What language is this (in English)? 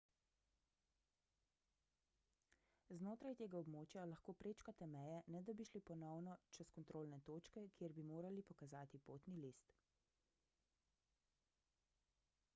Slovenian